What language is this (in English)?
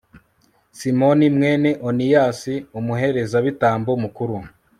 Kinyarwanda